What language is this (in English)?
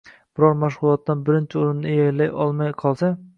Uzbek